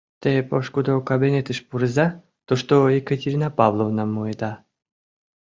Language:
Mari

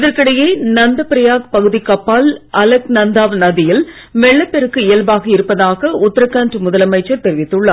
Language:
Tamil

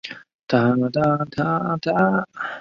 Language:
Chinese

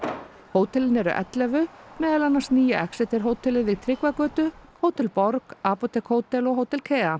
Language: Icelandic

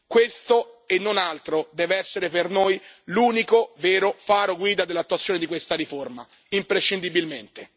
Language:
Italian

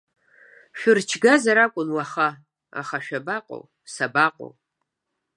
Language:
Abkhazian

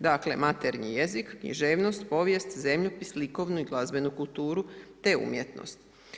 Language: Croatian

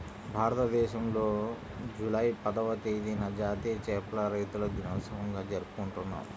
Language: Telugu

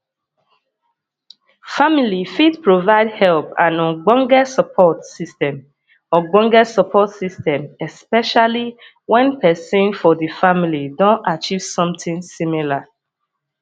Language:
Nigerian Pidgin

